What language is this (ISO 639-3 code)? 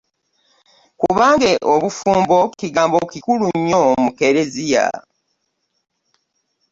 lug